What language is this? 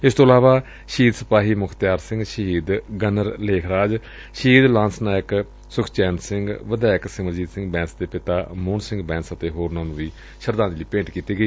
Punjabi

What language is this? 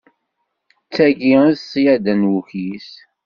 Kabyle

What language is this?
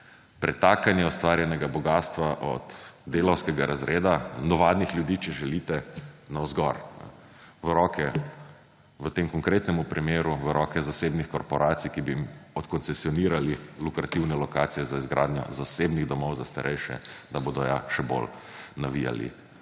Slovenian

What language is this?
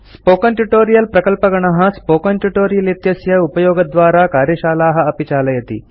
Sanskrit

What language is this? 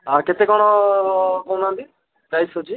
Odia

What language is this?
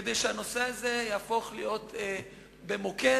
Hebrew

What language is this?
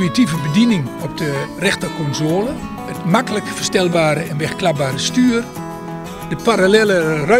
Dutch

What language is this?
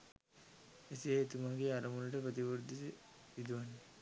Sinhala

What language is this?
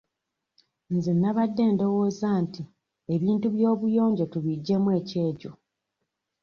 Ganda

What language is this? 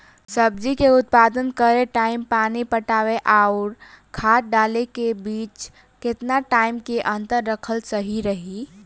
Bhojpuri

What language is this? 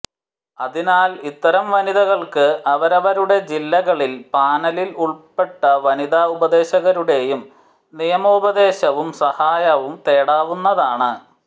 Malayalam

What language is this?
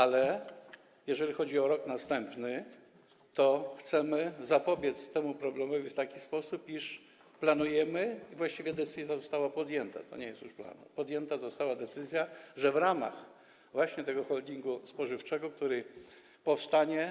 Polish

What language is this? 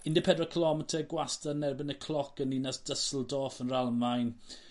Welsh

